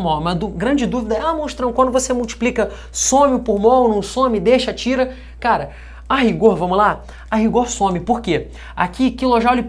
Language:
Portuguese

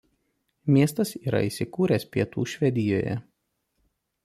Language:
Lithuanian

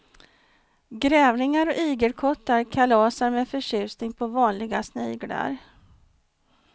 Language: Swedish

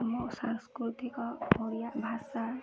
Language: Odia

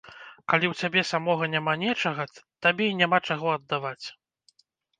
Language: Belarusian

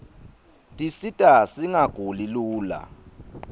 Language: Swati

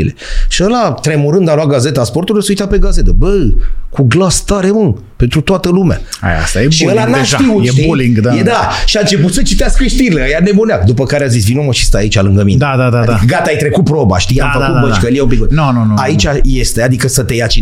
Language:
Romanian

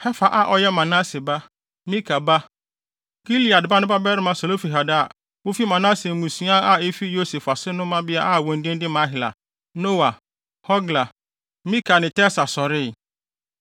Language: Akan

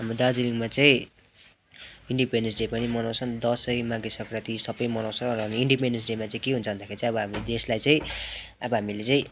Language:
Nepali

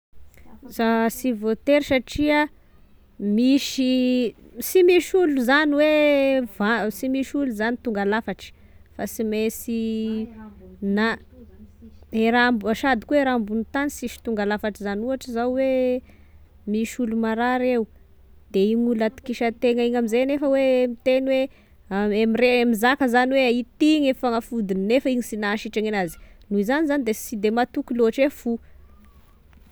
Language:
Tesaka Malagasy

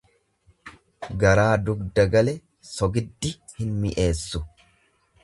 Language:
Oromo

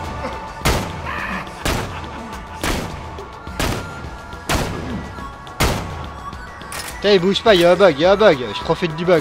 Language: French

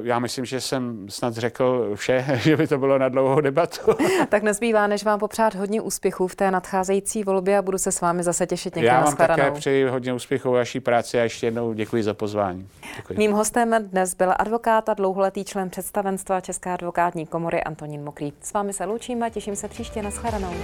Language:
Czech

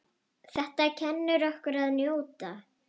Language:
Icelandic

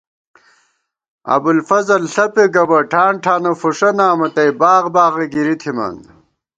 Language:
Gawar-Bati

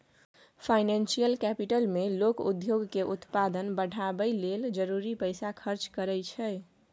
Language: Maithili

